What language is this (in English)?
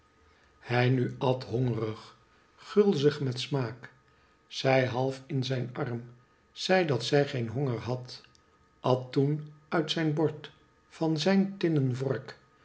Dutch